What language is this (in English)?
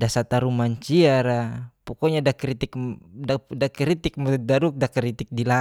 Geser-Gorom